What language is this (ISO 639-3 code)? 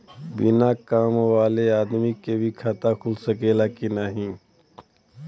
bho